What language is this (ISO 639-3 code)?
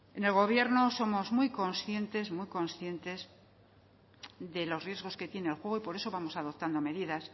spa